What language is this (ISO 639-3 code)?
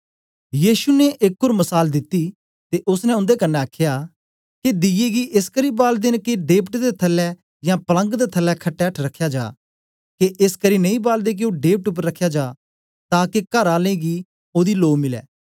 doi